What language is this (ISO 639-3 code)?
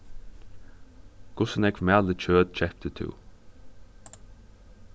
fao